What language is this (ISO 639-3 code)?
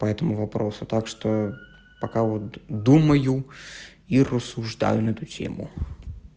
rus